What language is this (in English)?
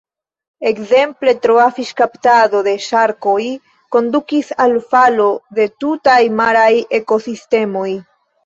Esperanto